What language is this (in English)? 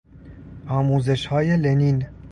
Persian